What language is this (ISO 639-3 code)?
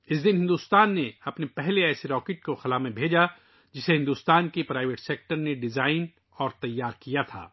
urd